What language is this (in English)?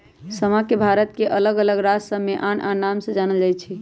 Magahi